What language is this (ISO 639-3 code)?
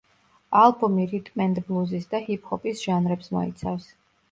kat